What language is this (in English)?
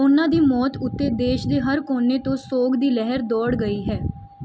Punjabi